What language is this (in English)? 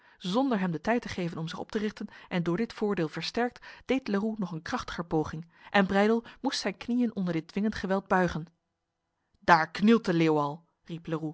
Dutch